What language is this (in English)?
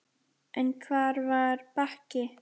Icelandic